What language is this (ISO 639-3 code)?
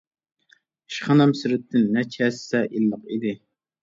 uig